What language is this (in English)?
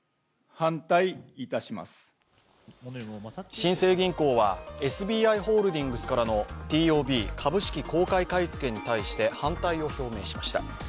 Japanese